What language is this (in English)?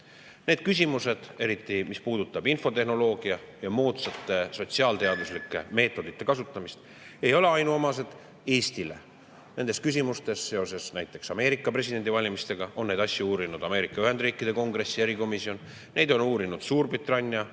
Estonian